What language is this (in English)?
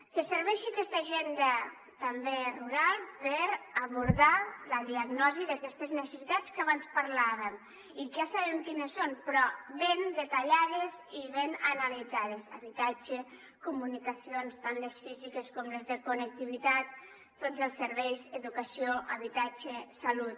Catalan